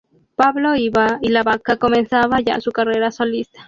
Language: Spanish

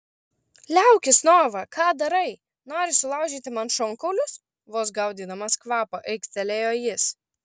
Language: Lithuanian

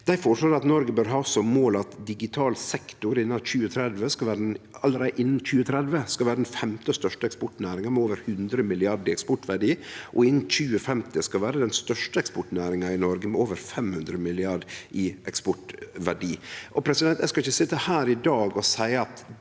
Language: Norwegian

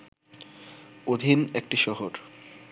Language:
Bangla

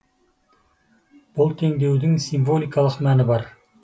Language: Kazakh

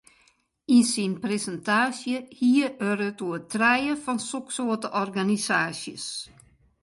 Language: Western Frisian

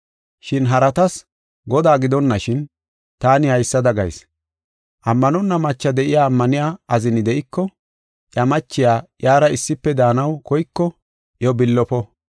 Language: Gofa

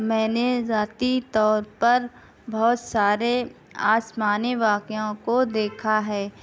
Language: Urdu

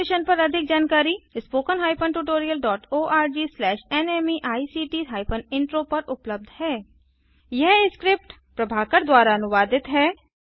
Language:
Hindi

